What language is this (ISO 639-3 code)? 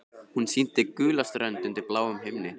isl